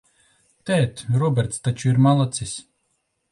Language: Latvian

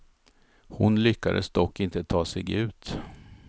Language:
Swedish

